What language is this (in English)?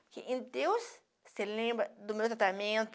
Portuguese